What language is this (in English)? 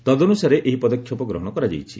Odia